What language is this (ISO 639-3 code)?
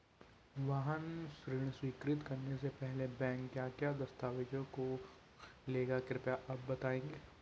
hin